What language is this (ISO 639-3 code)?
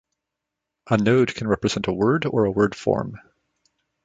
eng